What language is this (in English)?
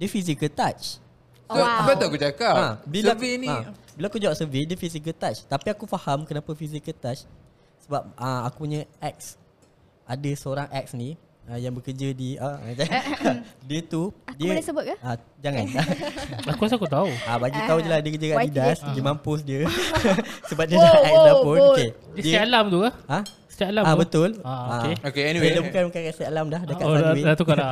Malay